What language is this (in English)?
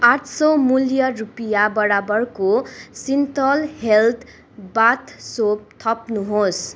Nepali